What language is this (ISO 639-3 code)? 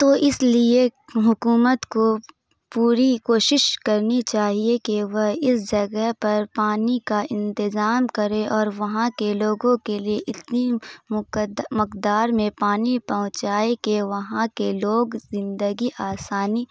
urd